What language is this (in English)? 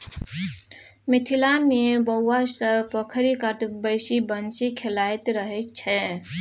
Maithili